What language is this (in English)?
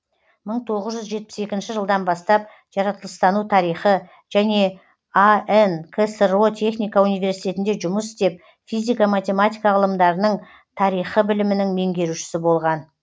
Kazakh